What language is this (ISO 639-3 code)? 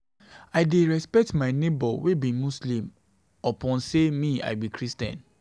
pcm